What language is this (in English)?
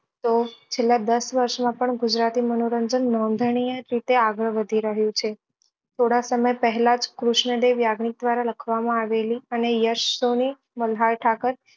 Gujarati